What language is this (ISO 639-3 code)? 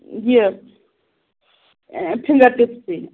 kas